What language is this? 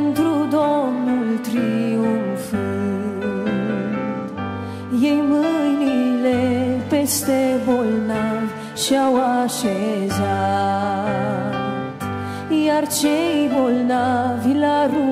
Romanian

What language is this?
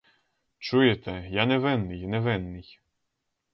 Ukrainian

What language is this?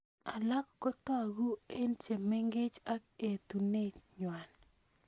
Kalenjin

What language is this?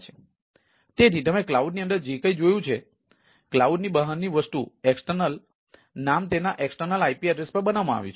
Gujarati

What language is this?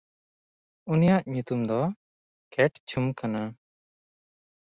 Santali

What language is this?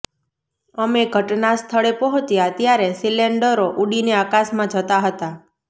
Gujarati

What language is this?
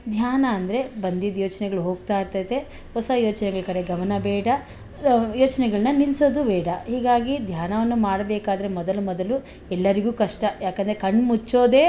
Kannada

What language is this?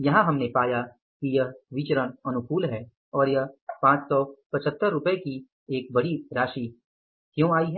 Hindi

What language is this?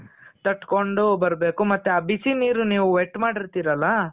Kannada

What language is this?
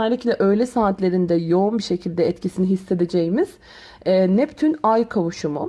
Turkish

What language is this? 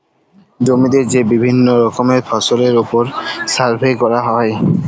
Bangla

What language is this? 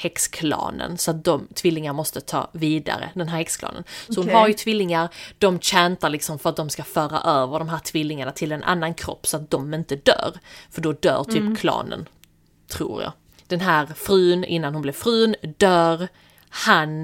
Swedish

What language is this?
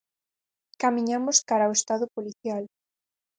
Galician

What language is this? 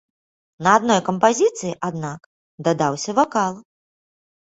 Belarusian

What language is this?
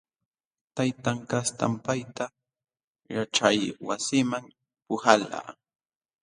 Jauja Wanca Quechua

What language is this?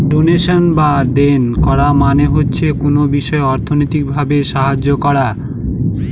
Bangla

